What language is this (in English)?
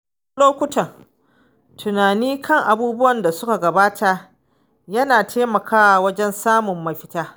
Hausa